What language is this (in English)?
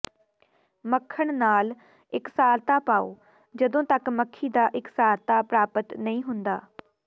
Punjabi